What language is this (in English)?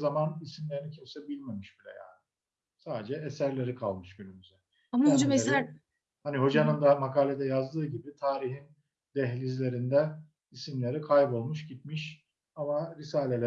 Turkish